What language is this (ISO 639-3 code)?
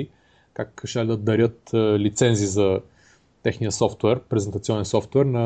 bul